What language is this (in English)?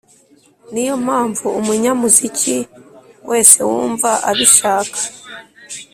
Kinyarwanda